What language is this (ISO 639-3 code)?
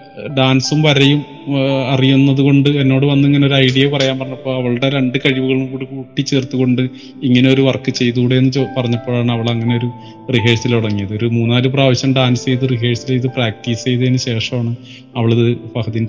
mal